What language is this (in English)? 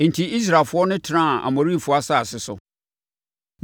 Akan